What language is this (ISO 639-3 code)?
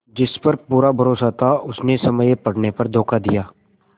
hin